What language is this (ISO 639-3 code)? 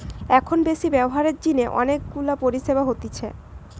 ben